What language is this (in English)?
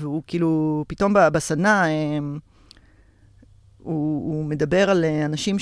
Hebrew